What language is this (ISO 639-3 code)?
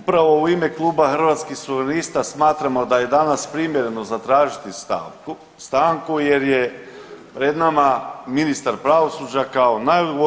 hrv